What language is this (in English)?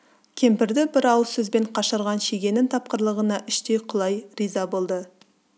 Kazakh